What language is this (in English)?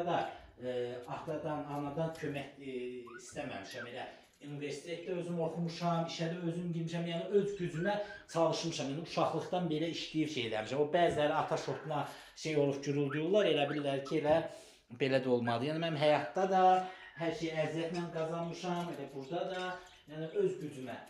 Turkish